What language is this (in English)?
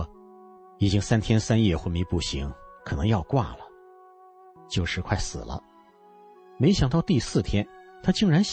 Chinese